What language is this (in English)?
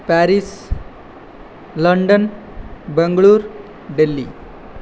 Sanskrit